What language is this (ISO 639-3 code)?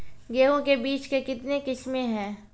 mai